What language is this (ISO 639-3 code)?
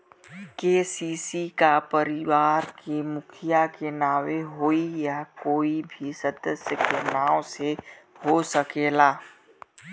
bho